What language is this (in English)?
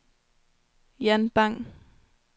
Danish